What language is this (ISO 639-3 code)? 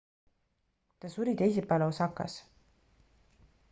est